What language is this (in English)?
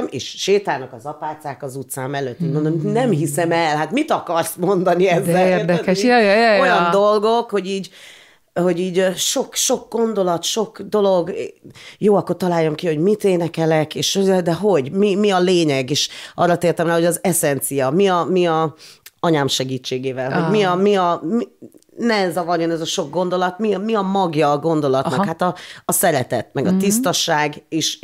Hungarian